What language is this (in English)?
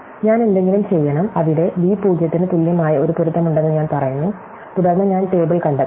Malayalam